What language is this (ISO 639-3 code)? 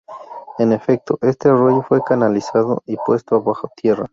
spa